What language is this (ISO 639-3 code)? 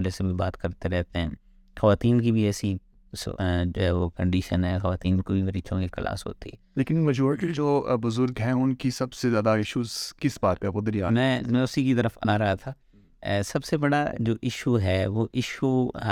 urd